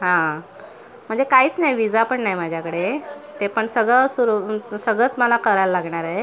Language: Marathi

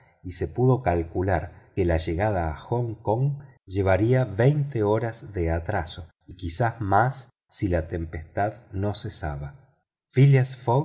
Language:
Spanish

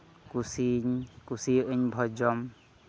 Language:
Santali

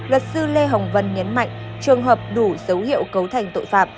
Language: Vietnamese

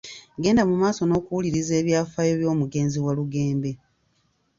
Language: Ganda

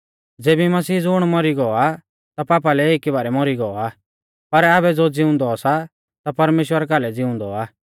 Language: Mahasu Pahari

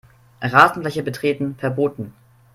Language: German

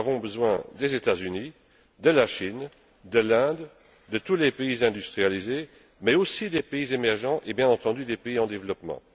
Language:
French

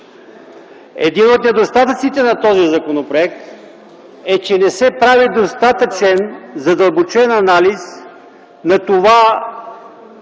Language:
Bulgarian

